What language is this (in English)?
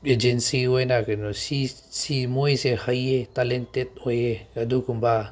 Manipuri